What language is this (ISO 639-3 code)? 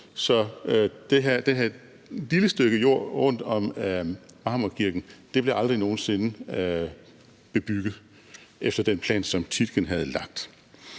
dan